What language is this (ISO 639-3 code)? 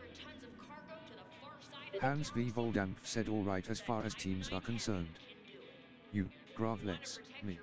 eng